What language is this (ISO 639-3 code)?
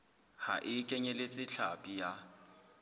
sot